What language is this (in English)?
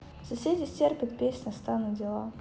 Russian